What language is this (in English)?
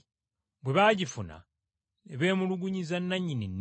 Ganda